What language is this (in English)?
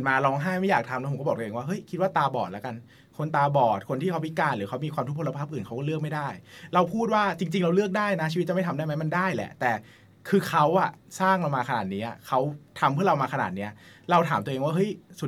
Thai